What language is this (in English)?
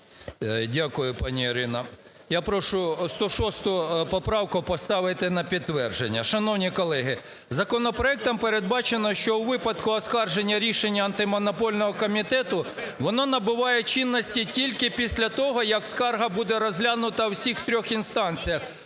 Ukrainian